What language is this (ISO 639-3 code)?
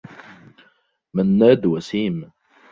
ara